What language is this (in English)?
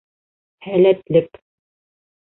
Bashkir